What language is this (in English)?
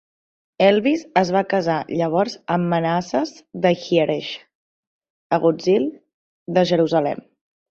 Catalan